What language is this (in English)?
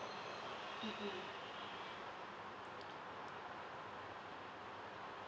English